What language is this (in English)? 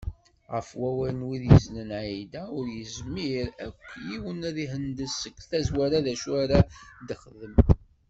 Kabyle